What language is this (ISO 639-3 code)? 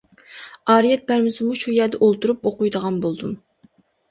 uig